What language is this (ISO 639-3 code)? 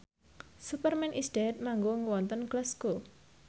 jav